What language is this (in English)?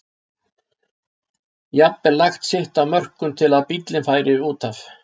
Icelandic